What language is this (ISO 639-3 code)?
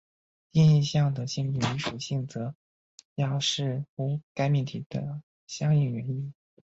zho